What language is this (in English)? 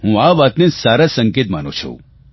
Gujarati